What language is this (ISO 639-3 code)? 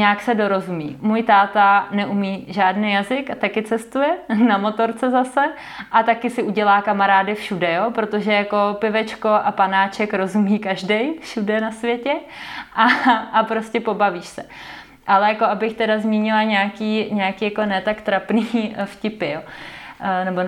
ces